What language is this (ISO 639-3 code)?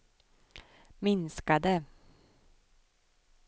swe